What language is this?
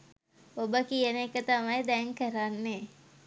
Sinhala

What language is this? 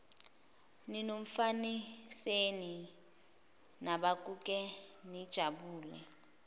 Zulu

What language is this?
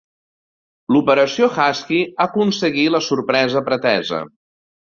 Catalan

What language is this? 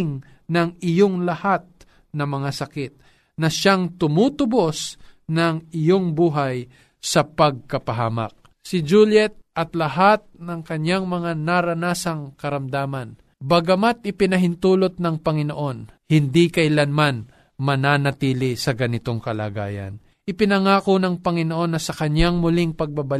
Filipino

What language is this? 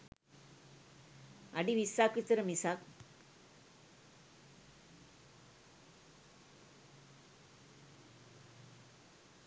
Sinhala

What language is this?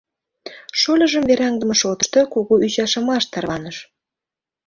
Mari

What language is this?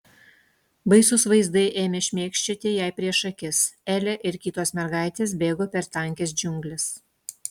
Lithuanian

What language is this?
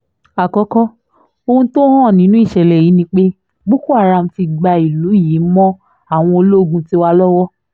Yoruba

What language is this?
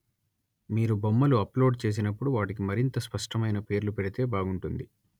Telugu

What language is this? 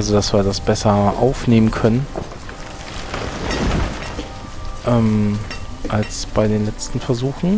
German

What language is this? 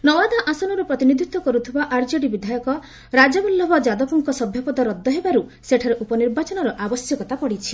Odia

